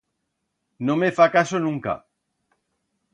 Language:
Aragonese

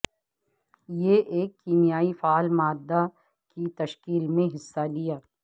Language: Urdu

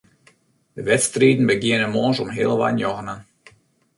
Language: Western Frisian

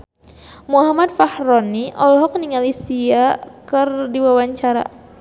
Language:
Sundanese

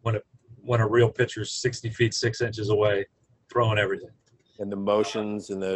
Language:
English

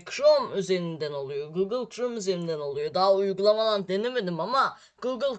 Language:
Turkish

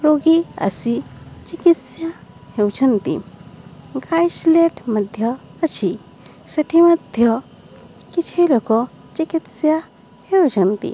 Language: Odia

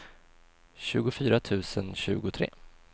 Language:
Swedish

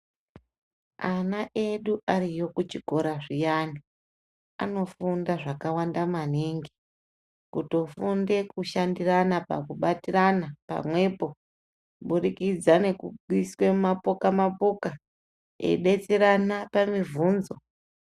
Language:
Ndau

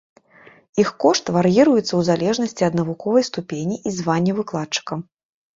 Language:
Belarusian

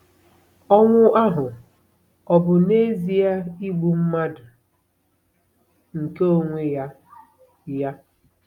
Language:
Igbo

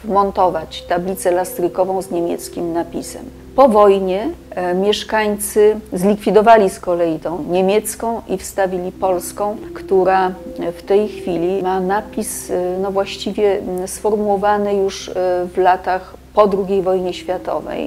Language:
Polish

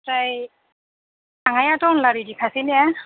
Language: Bodo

